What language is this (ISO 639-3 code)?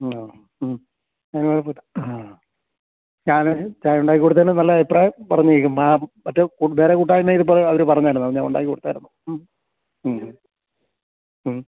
mal